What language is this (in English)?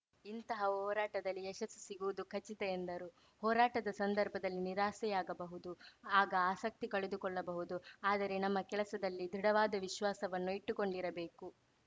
Kannada